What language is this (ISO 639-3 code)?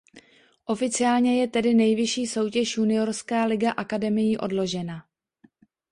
ces